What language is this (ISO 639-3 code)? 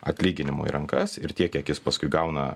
lit